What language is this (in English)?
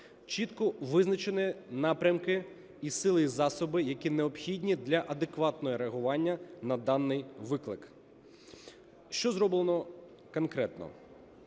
Ukrainian